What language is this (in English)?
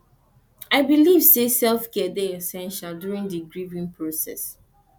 Nigerian Pidgin